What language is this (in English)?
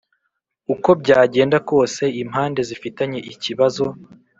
Kinyarwanda